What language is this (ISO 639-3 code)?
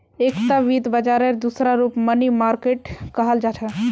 mag